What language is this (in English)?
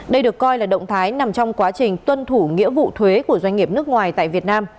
Vietnamese